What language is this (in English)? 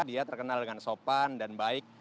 Indonesian